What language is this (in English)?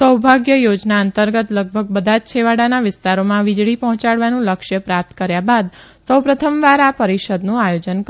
Gujarati